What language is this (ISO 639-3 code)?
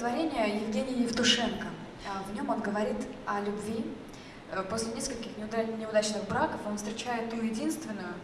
rus